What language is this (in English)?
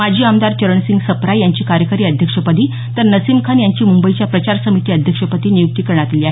Marathi